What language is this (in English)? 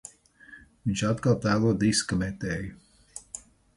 Latvian